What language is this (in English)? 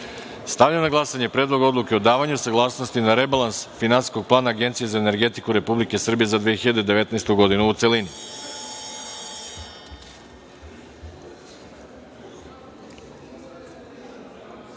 Serbian